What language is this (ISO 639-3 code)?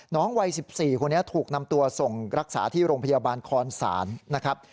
tha